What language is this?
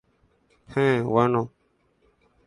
Guarani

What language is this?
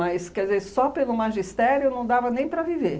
Portuguese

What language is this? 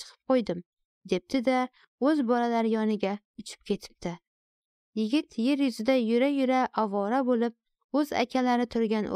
Turkish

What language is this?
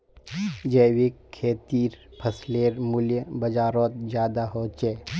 Magahi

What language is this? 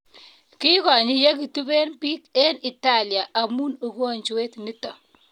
Kalenjin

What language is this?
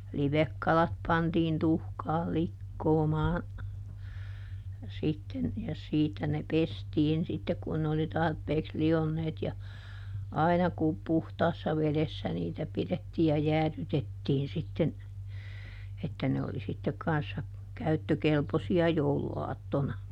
Finnish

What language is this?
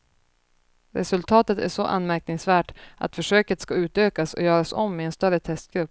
Swedish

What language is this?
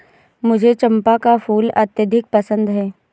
Hindi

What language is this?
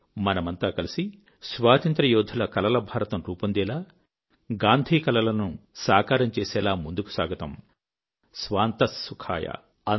Telugu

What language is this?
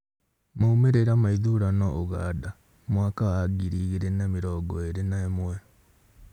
Kikuyu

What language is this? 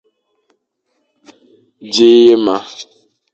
Fang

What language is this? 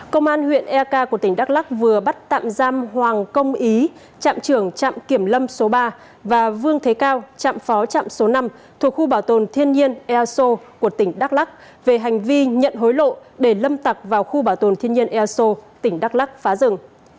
Vietnamese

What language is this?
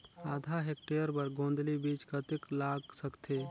Chhattisgarhi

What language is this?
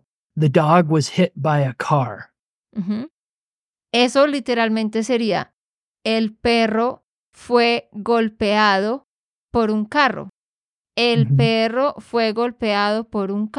Spanish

